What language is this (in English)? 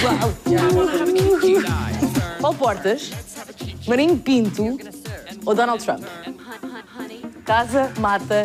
Portuguese